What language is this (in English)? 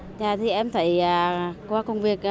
Vietnamese